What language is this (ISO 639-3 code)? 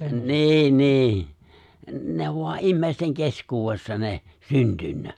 fin